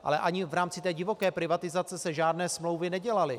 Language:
Czech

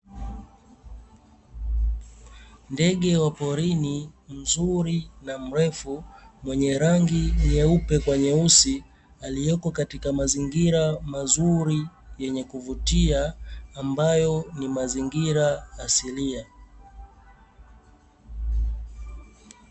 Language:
Swahili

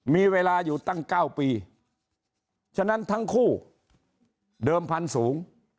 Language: Thai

